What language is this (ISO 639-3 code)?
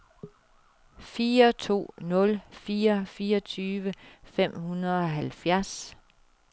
dan